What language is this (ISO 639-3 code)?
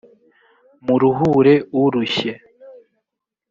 kin